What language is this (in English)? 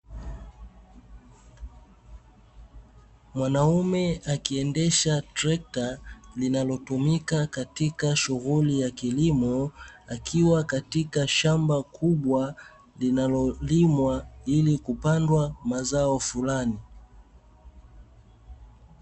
Swahili